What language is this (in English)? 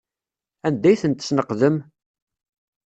Kabyle